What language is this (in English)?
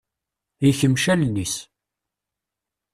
Kabyle